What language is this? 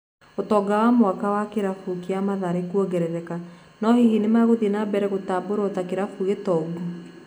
Kikuyu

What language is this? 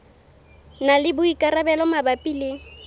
Southern Sotho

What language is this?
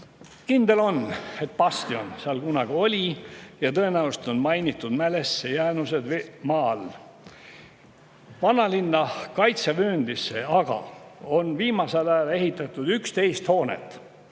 Estonian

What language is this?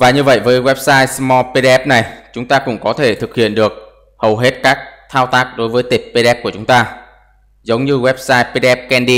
Vietnamese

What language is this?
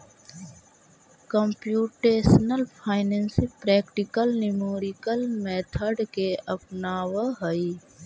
Magahi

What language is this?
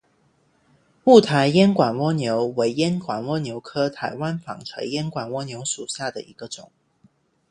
Chinese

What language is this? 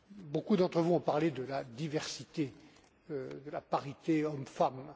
French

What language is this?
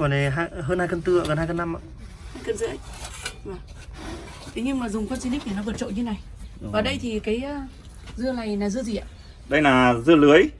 Vietnamese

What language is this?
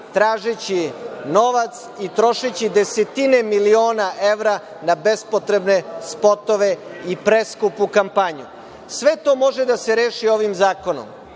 Serbian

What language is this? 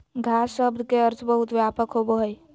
Magahi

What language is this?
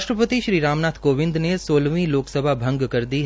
Hindi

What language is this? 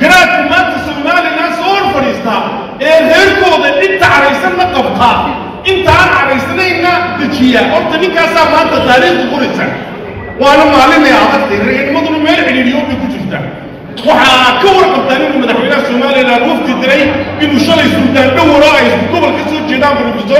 Arabic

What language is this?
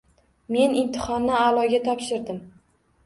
Uzbek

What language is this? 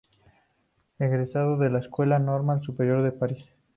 Spanish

